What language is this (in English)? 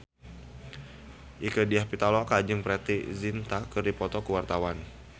Sundanese